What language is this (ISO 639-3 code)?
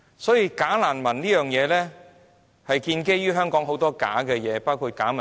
yue